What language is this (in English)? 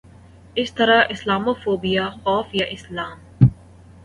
Urdu